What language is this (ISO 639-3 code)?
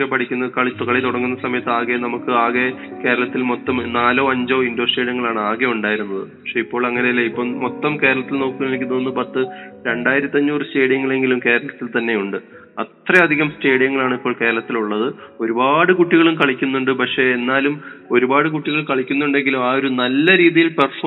mal